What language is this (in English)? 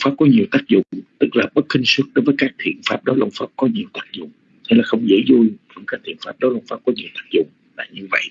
Vietnamese